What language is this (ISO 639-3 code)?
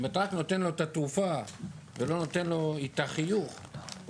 heb